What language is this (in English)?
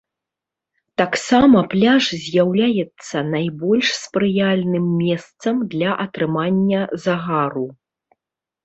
Belarusian